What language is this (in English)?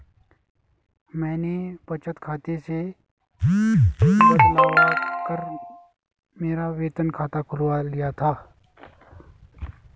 Hindi